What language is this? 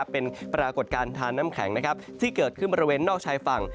Thai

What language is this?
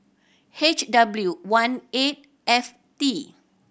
English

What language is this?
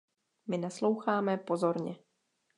Czech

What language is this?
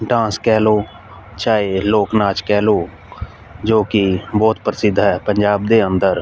Punjabi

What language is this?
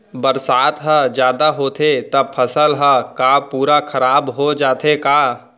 Chhattisgarhi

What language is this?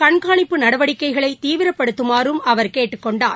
Tamil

